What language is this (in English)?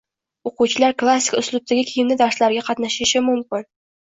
Uzbek